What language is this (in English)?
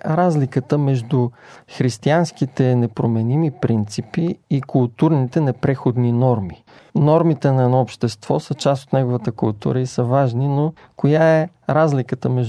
Bulgarian